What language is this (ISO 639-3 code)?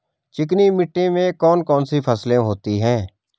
hin